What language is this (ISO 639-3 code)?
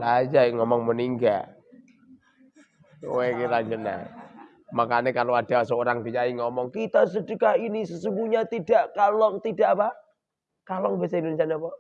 ind